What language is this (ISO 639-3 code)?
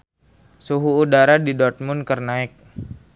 sun